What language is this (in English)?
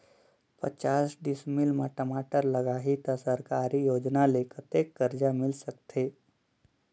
Chhattisgarhi